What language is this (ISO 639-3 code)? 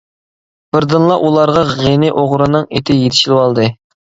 uig